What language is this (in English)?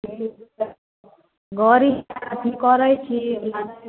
Maithili